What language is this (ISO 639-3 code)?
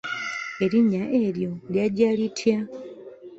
lug